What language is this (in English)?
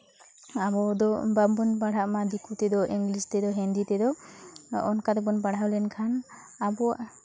Santali